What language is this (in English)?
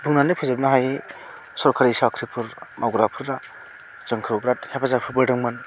Bodo